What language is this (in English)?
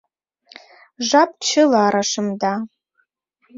Mari